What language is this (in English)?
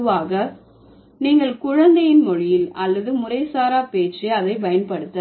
Tamil